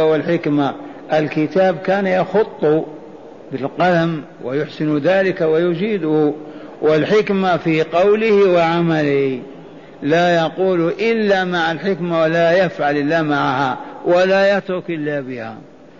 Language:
Arabic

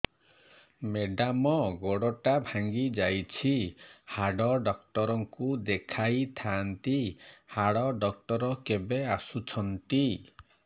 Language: Odia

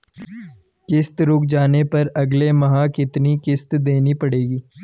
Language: Hindi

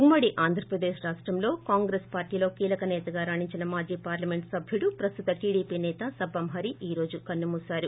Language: Telugu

